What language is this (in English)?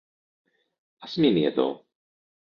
Greek